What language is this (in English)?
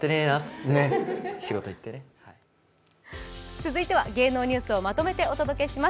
Japanese